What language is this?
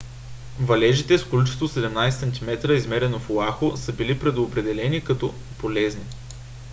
Bulgarian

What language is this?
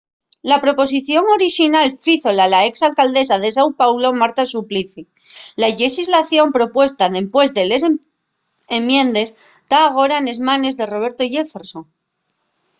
Asturian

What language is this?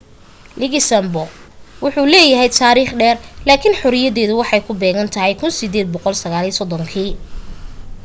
Somali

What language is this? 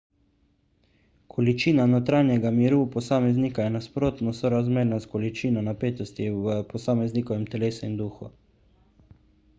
Slovenian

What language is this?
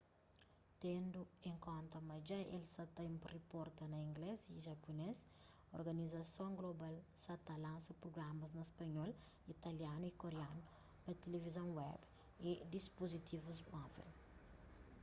Kabuverdianu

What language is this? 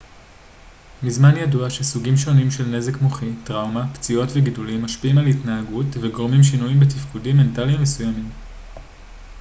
Hebrew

